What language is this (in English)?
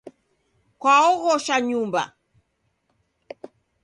Taita